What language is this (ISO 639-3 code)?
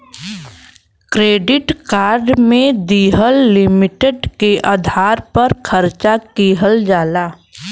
bho